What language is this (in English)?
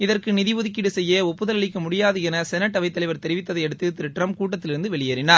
Tamil